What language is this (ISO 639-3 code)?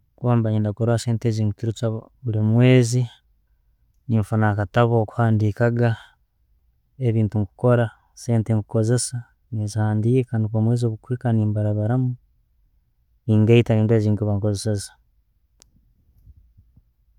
ttj